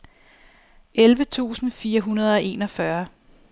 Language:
Danish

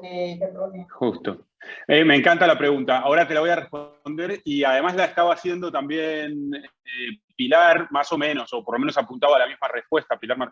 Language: Spanish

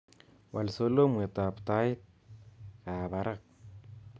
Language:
Kalenjin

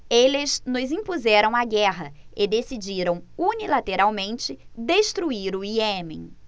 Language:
Portuguese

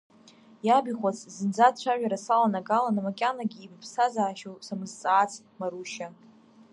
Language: Abkhazian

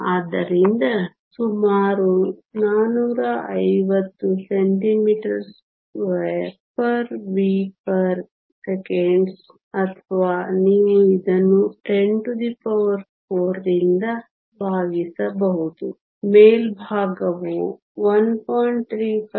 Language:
Kannada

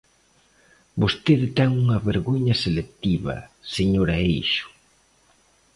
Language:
Galician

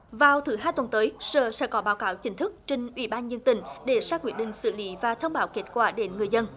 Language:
Vietnamese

